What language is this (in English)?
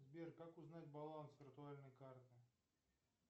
Russian